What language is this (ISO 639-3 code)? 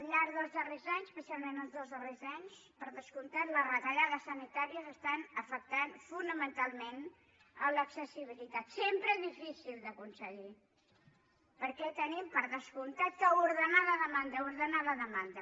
cat